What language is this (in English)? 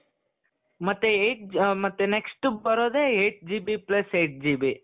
Kannada